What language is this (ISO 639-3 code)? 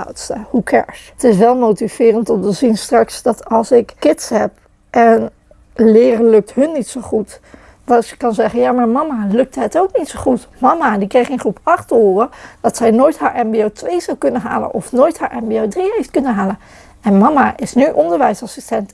nld